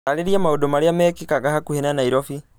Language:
Kikuyu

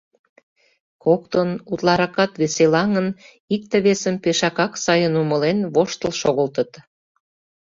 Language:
Mari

